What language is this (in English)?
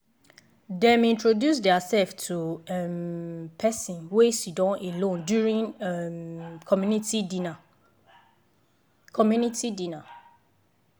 Nigerian Pidgin